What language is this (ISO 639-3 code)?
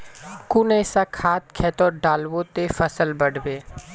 mag